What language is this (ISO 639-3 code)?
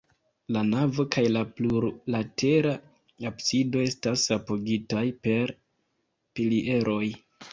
epo